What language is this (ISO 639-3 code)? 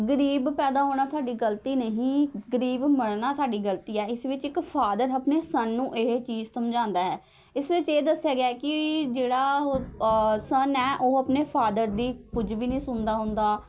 pan